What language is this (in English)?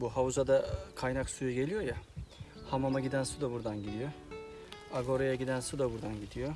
Turkish